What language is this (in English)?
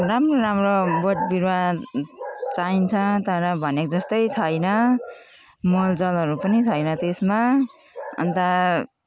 Nepali